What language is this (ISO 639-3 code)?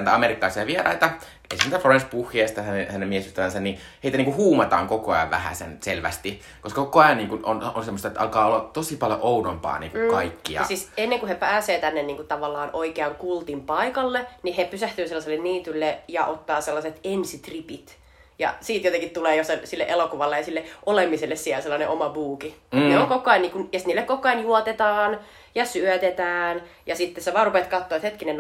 fin